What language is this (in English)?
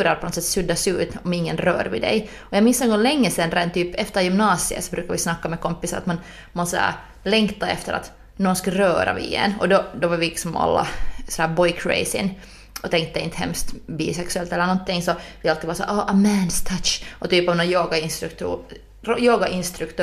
Swedish